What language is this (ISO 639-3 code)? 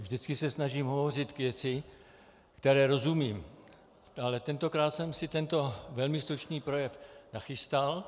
ces